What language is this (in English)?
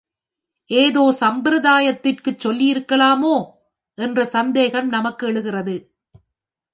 Tamil